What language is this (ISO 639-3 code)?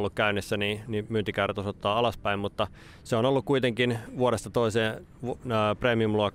fin